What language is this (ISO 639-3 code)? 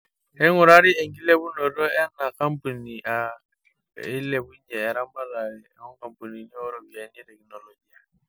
mas